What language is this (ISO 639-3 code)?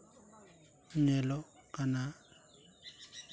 sat